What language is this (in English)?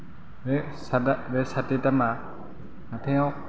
Bodo